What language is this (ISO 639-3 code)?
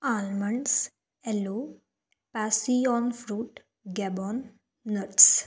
mar